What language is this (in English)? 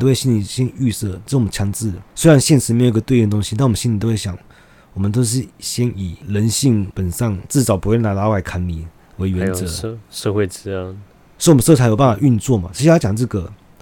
Chinese